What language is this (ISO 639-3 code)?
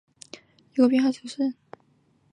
zho